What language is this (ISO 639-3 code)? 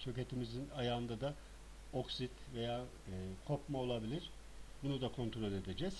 tur